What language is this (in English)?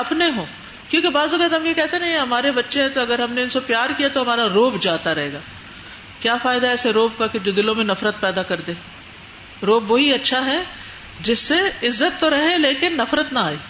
Urdu